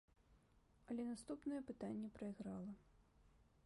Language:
Belarusian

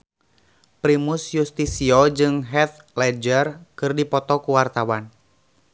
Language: Sundanese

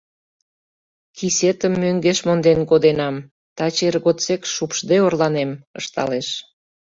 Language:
Mari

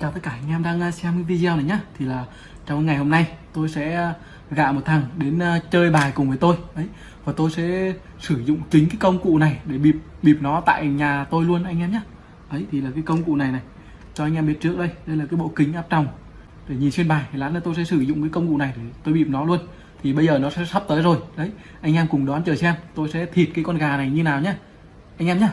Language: Vietnamese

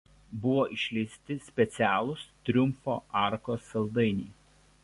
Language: Lithuanian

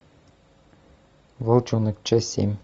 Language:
Russian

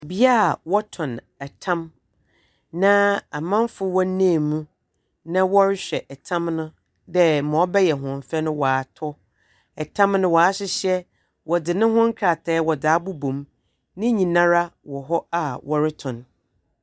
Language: Akan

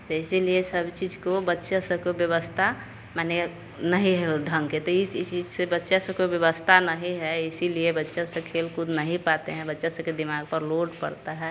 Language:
Hindi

